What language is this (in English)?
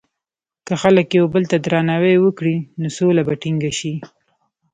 Pashto